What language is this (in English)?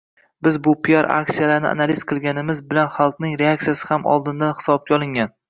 Uzbek